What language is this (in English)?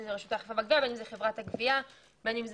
Hebrew